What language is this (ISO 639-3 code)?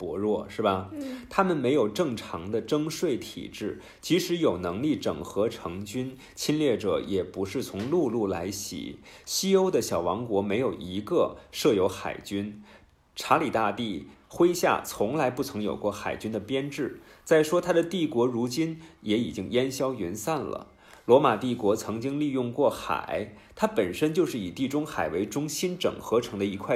zho